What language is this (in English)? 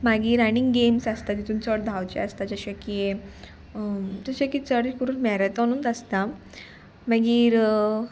Konkani